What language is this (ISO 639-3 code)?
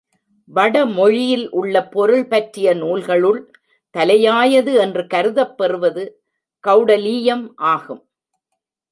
tam